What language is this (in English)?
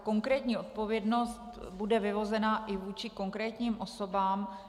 Czech